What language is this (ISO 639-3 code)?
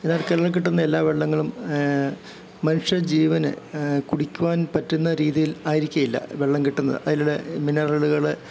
mal